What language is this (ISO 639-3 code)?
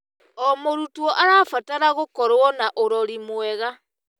kik